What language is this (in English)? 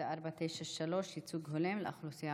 Hebrew